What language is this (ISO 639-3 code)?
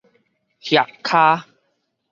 nan